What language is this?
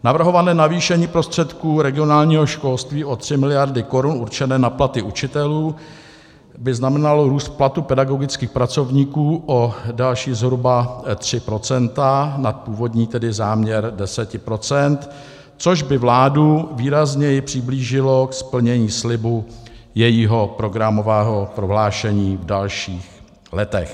Czech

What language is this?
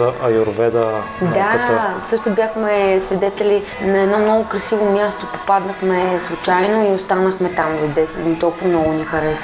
Bulgarian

